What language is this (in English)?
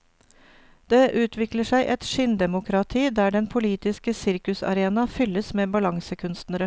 Norwegian